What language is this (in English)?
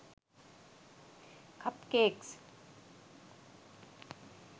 Sinhala